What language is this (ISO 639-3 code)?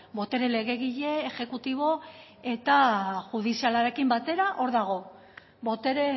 eus